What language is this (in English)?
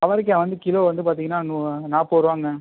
Tamil